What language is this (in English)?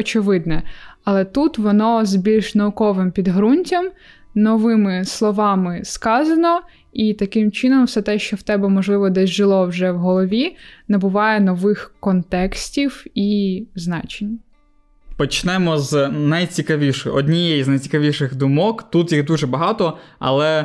Ukrainian